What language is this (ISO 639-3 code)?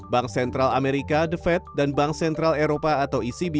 ind